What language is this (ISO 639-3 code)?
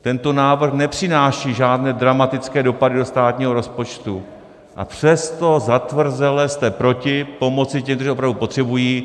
ces